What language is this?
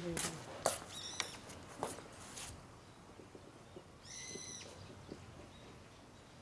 Korean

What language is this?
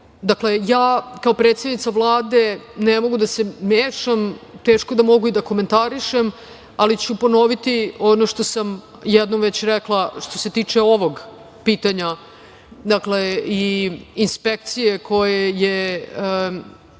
Serbian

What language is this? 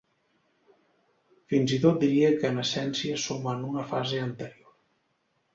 Catalan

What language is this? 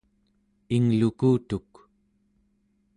Central Yupik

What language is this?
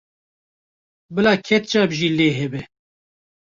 Kurdish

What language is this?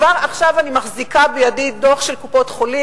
Hebrew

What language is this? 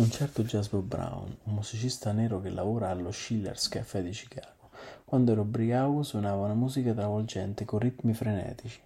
Italian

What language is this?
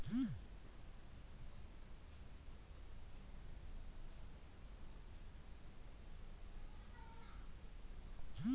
Kannada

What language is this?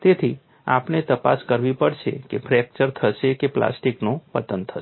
Gujarati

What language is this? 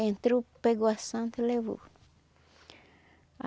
Portuguese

